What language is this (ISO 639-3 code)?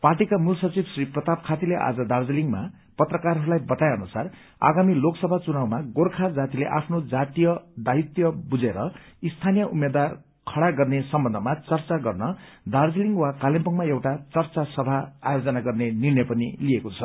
nep